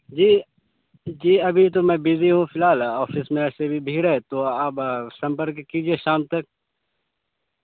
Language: Urdu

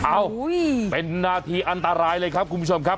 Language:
Thai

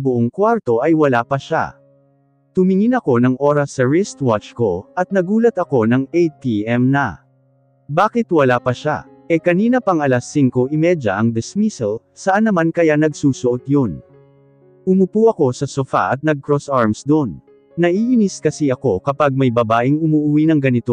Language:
Filipino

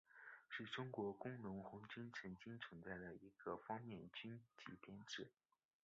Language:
Chinese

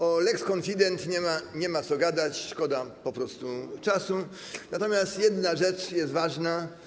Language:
Polish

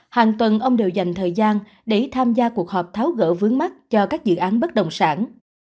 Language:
Vietnamese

